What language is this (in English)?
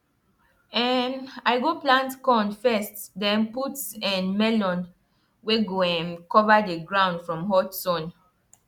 Nigerian Pidgin